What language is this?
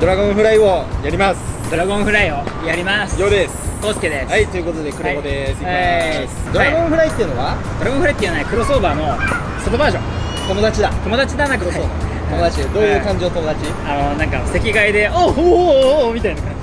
Japanese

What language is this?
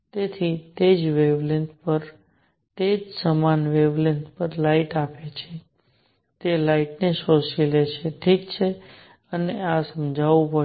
Gujarati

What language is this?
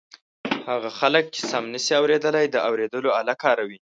Pashto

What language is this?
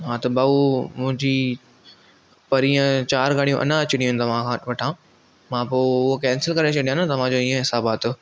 Sindhi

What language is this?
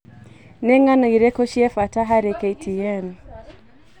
Kikuyu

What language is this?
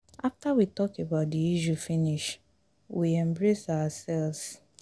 Nigerian Pidgin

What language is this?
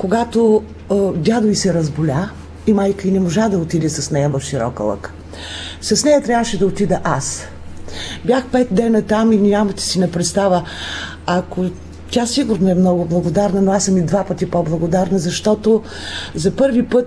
Bulgarian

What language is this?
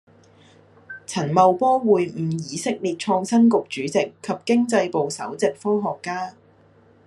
Cantonese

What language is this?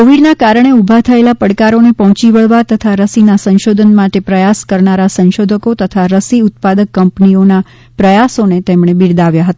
Gujarati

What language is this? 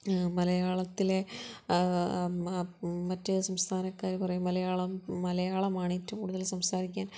Malayalam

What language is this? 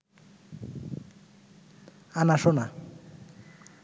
Bangla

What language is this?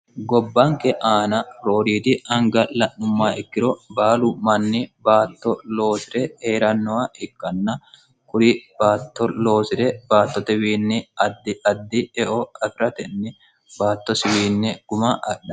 Sidamo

